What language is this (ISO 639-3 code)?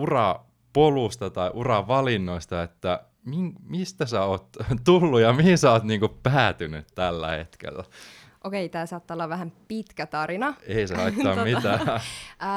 fin